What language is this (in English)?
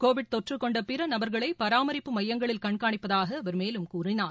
Tamil